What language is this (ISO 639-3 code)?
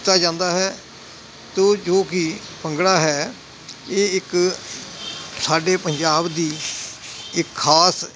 pan